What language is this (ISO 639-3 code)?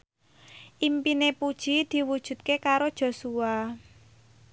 jav